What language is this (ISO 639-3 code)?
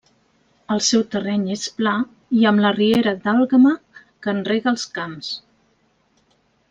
cat